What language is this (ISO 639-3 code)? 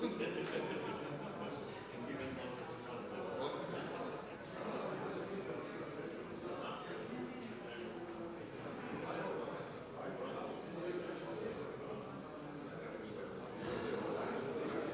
hrv